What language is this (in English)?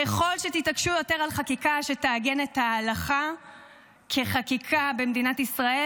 Hebrew